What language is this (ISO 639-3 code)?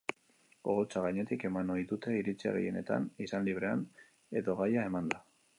eus